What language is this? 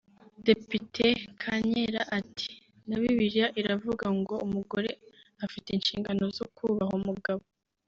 Kinyarwanda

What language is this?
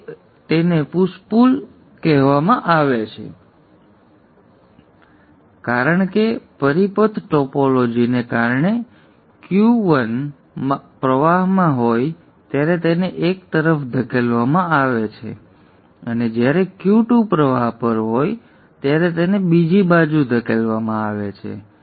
Gujarati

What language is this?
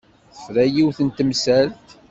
Kabyle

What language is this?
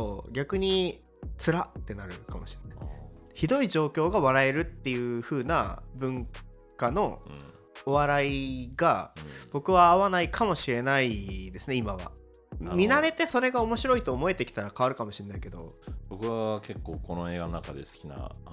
Japanese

